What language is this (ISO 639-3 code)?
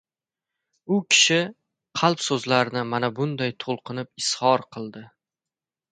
uzb